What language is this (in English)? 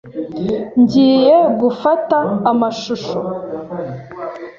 Kinyarwanda